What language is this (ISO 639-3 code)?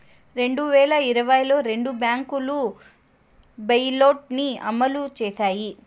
tel